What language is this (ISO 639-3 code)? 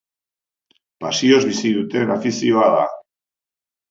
eus